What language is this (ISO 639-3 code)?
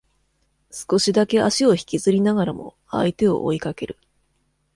jpn